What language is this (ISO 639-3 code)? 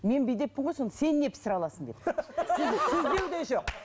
kaz